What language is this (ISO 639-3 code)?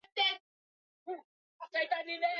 swa